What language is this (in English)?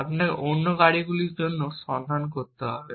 Bangla